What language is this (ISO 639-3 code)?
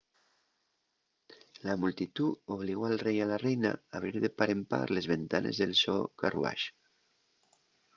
ast